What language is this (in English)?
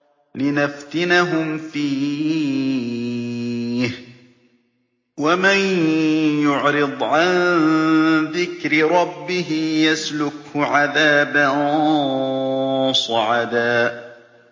Arabic